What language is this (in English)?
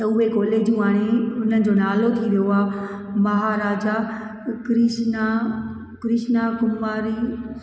Sindhi